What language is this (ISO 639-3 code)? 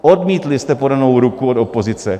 ces